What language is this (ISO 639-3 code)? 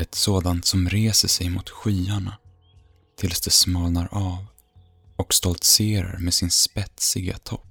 swe